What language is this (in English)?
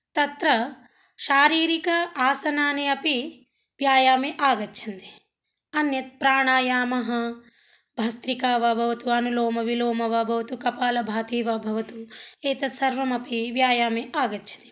Sanskrit